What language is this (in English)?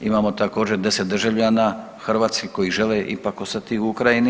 Croatian